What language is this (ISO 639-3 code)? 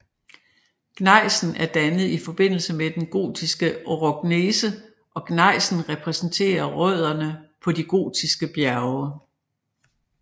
dan